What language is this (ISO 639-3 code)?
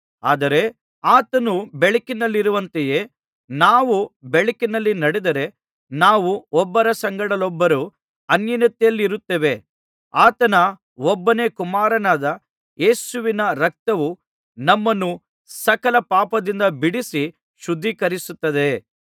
kan